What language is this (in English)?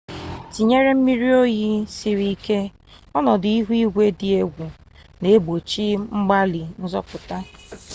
Igbo